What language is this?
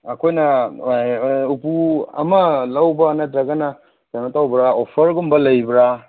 Manipuri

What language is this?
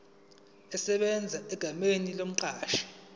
Zulu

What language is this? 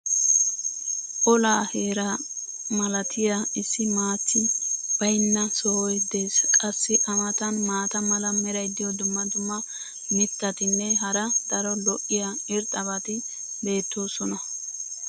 Wolaytta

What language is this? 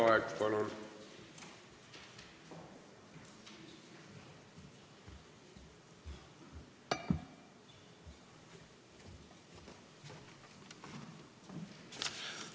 Estonian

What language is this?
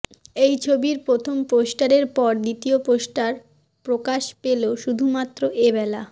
Bangla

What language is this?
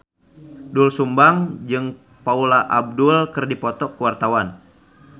Sundanese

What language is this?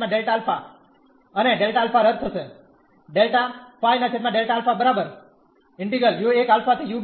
Gujarati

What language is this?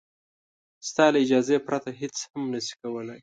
Pashto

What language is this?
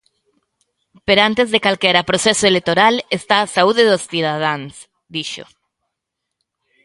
Galician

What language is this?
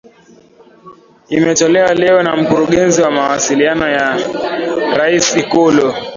Swahili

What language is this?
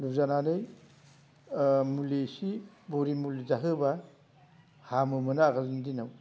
Bodo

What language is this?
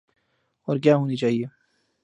Urdu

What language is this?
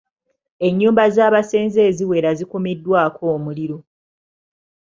Ganda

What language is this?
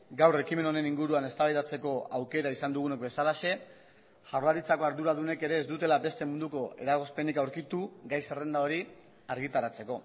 Basque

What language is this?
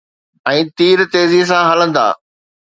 Sindhi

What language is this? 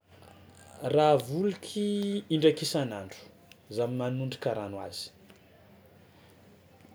Tsimihety Malagasy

